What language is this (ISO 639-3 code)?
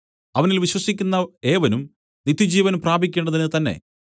mal